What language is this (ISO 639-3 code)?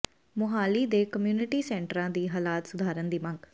pan